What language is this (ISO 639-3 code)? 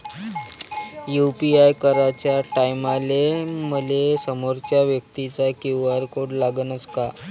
mar